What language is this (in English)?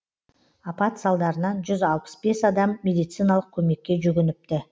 Kazakh